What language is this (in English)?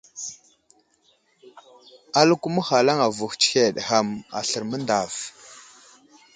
Wuzlam